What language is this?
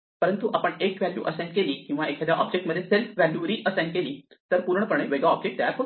Marathi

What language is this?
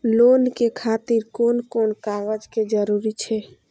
Maithili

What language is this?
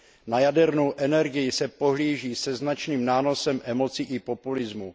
Czech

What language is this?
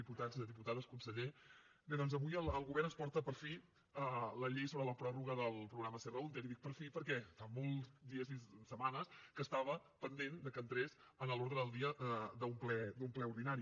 Catalan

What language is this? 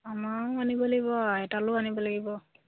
Assamese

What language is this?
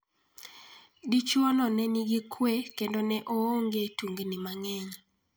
Luo (Kenya and Tanzania)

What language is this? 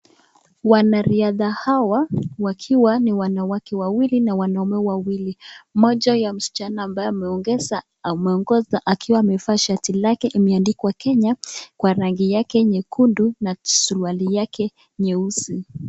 Swahili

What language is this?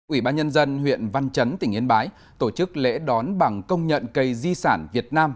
Vietnamese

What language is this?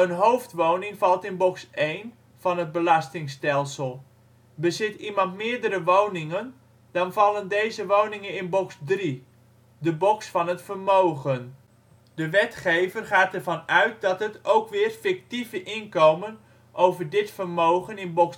Dutch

